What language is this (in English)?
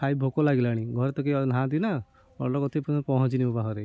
Odia